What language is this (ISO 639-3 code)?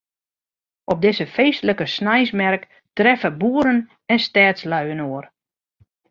fry